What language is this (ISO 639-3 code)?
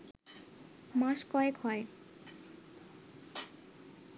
ben